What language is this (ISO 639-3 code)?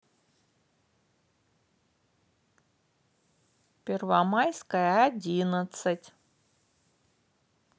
rus